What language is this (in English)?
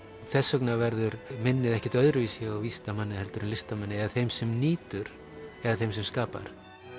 Icelandic